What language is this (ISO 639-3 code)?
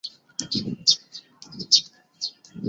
zho